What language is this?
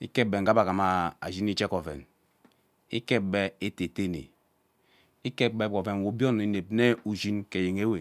Ubaghara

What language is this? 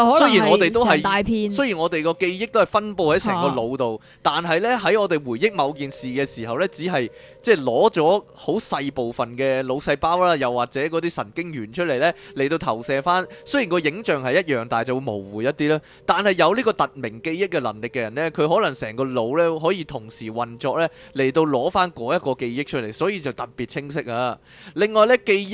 Chinese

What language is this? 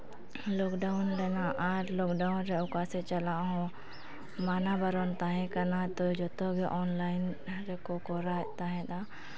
Santali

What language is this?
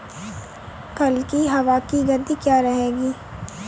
Hindi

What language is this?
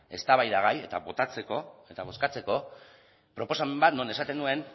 Basque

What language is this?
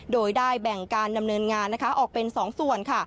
Thai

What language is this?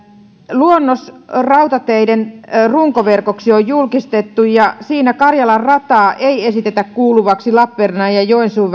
Finnish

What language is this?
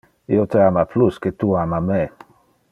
Interlingua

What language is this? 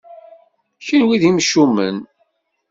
Kabyle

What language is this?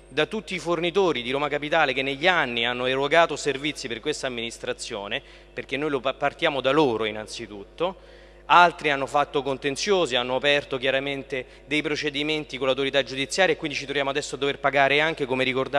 Italian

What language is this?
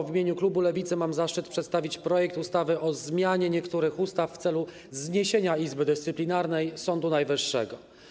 Polish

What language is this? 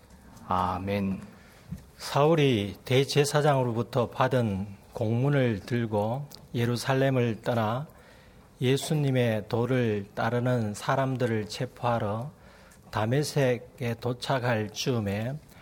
Korean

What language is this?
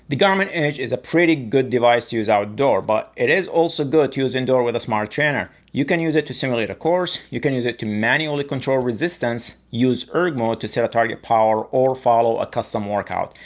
English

